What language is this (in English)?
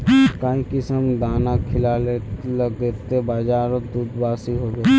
Magahi